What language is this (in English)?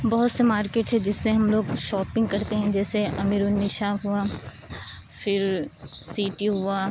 Urdu